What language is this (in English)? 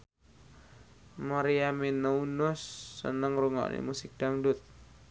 Javanese